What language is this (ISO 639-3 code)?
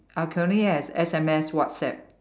eng